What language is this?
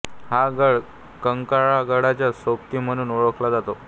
Marathi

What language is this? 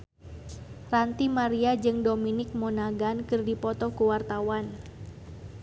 Sundanese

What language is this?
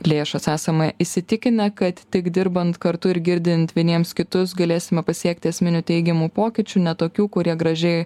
Lithuanian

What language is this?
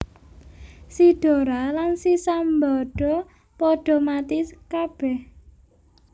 Javanese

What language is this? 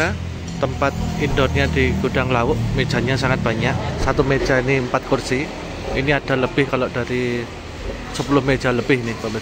Indonesian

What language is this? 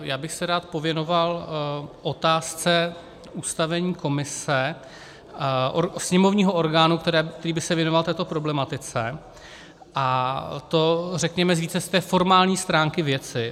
Czech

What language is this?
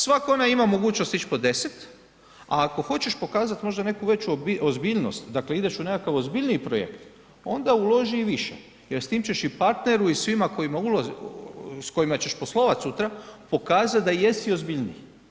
Croatian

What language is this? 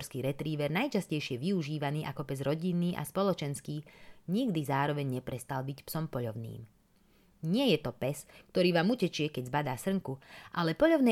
Slovak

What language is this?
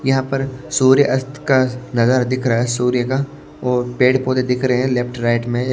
Hindi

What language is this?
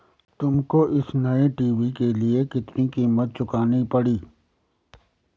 Hindi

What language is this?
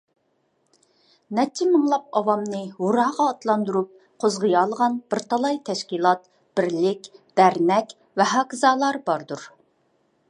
Uyghur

